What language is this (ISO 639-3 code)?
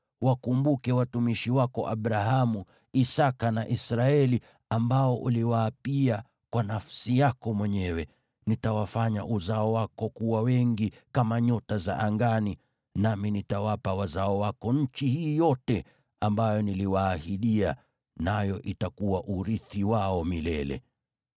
swa